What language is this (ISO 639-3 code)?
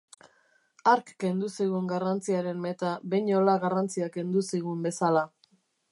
eus